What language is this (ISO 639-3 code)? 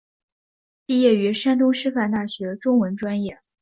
zho